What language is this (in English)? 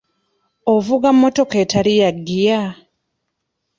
Ganda